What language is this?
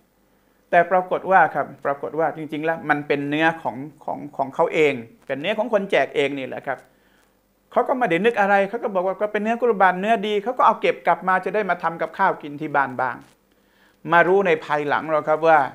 Thai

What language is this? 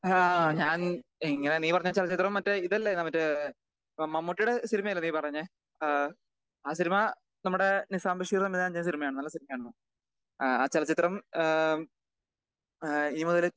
Malayalam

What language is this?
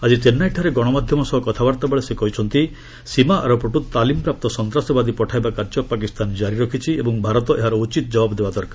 Odia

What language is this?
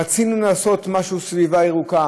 Hebrew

